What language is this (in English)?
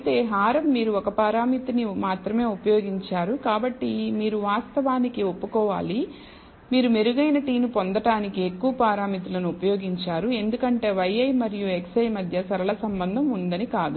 Telugu